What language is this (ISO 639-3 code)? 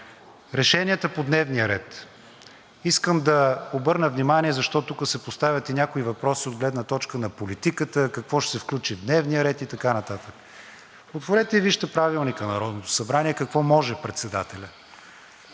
bul